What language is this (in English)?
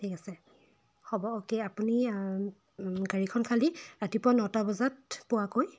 Assamese